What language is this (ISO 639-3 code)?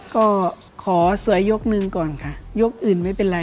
tha